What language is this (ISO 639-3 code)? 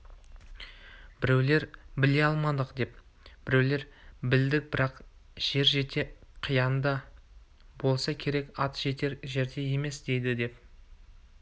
kaz